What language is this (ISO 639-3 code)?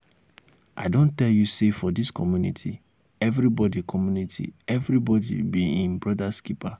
pcm